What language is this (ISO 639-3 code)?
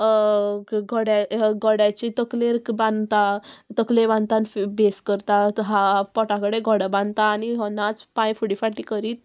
kok